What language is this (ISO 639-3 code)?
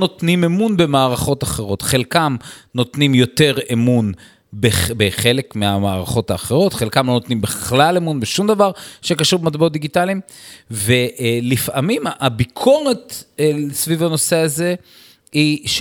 heb